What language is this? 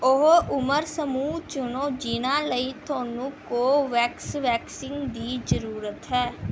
Punjabi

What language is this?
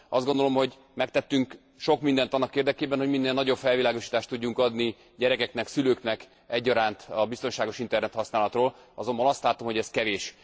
Hungarian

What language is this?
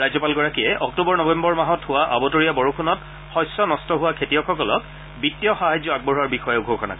Assamese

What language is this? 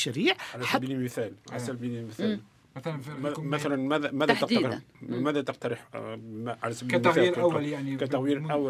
Arabic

